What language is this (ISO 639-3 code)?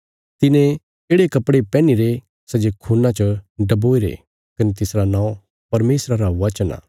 kfs